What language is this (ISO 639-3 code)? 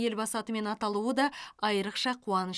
kaz